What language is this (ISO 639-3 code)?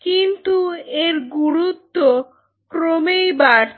ben